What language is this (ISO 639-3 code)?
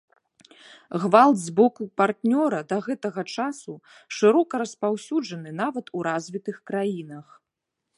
bel